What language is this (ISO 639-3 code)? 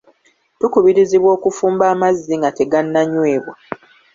lug